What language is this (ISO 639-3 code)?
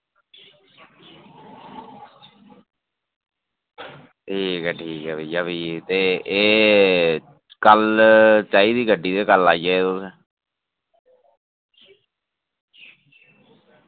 doi